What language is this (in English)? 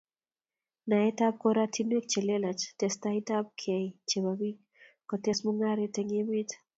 Kalenjin